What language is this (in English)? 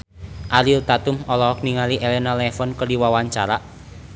Sundanese